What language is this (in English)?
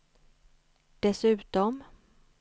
Swedish